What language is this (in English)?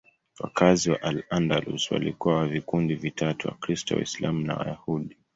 Swahili